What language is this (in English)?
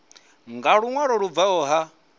Venda